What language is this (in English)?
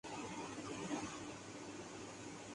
Urdu